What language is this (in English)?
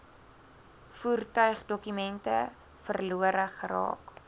Afrikaans